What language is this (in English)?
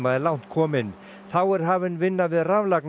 Icelandic